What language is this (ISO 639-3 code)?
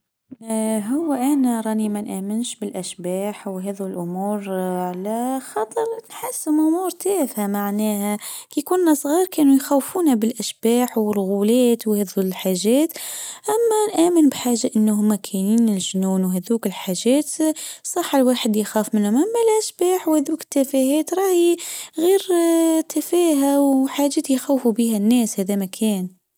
aeb